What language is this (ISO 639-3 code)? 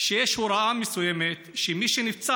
heb